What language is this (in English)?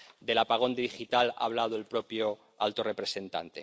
Spanish